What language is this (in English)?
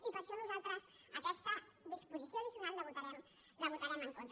Catalan